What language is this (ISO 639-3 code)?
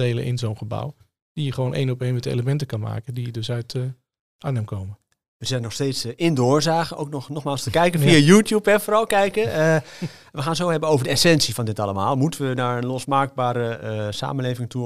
nld